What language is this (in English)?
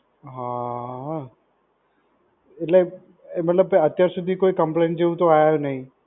Gujarati